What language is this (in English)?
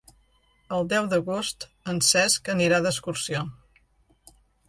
Catalan